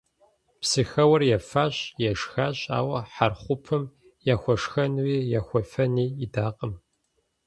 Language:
Kabardian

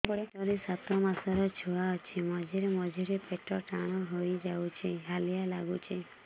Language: Odia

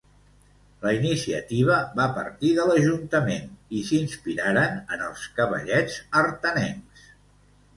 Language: Catalan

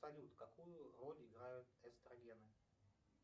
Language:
Russian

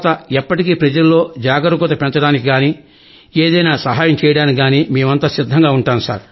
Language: Telugu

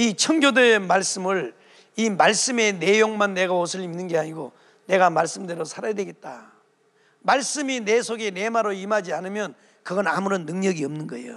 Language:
Korean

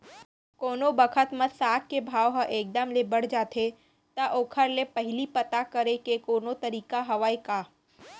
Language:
Chhattisgarhi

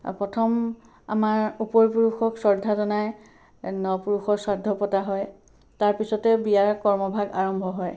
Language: Assamese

